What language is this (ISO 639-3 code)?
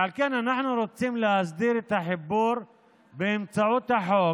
heb